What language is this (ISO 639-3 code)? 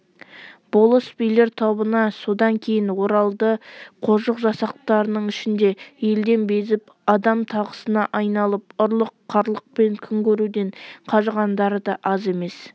kaz